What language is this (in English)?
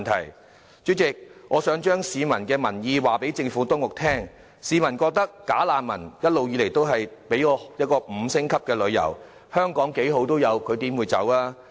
Cantonese